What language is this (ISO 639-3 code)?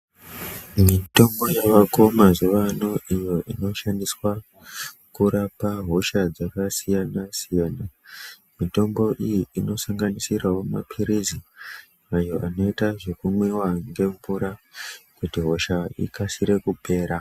ndc